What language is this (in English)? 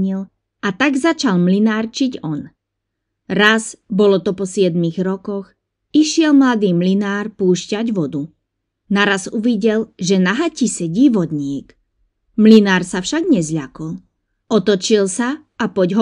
Slovak